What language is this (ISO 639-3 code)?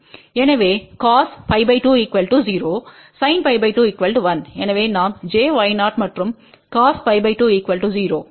tam